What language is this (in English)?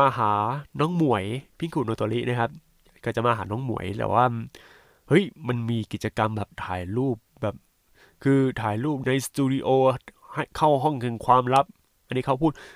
Thai